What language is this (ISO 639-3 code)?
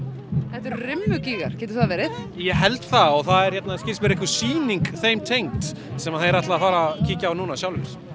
isl